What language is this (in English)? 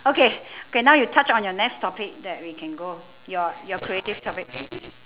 English